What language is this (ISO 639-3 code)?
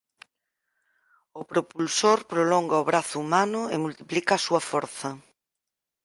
glg